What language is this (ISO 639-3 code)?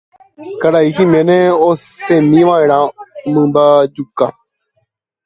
grn